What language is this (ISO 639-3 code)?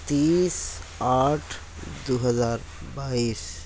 urd